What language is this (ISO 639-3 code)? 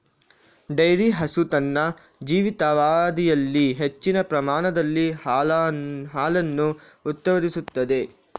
kan